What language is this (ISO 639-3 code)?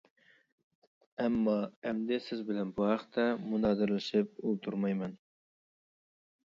uig